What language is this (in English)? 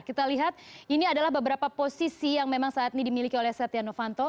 Indonesian